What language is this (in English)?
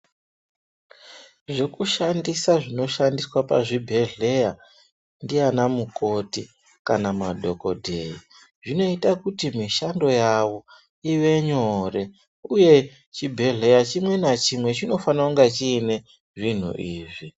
Ndau